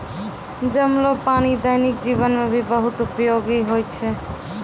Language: Maithili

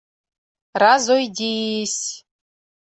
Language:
Mari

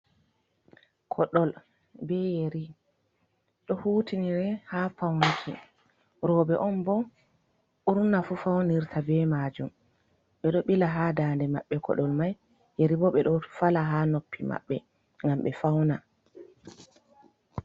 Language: Fula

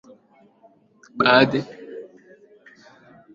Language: Swahili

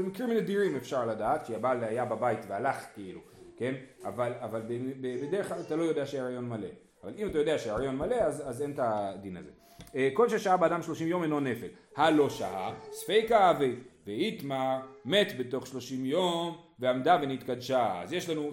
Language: Hebrew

